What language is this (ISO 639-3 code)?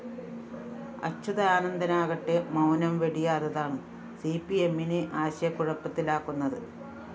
mal